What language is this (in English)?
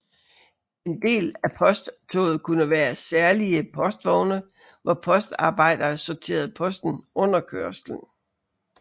Danish